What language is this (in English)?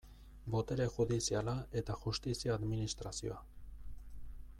Basque